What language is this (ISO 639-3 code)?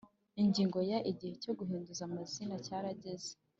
kin